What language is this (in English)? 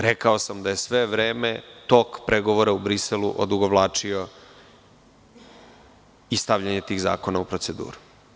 Serbian